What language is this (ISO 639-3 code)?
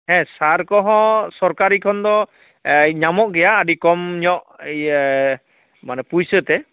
sat